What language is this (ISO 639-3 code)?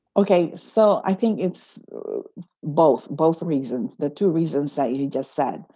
eng